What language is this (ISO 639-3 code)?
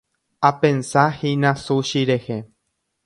grn